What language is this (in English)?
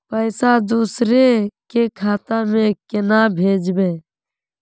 Magahi